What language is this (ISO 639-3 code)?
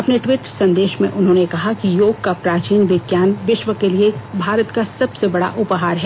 hin